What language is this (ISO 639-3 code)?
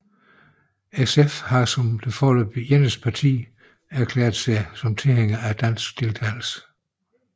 dan